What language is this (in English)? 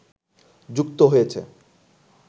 Bangla